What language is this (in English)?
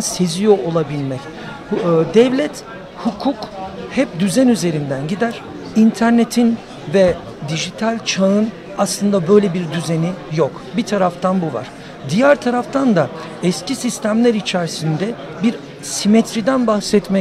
Turkish